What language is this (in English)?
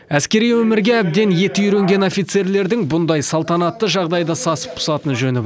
Kazakh